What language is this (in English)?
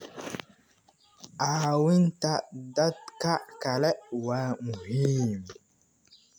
Somali